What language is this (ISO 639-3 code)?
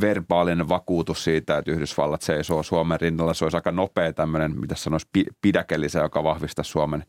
fin